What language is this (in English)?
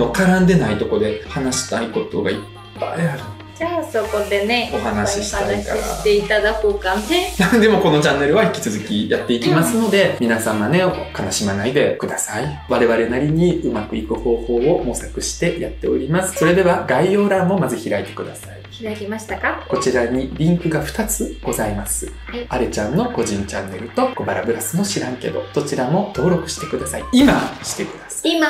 Japanese